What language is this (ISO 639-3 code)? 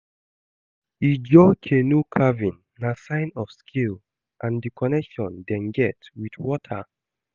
pcm